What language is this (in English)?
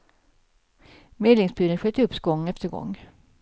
Swedish